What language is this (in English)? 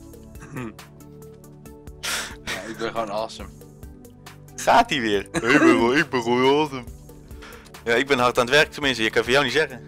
Dutch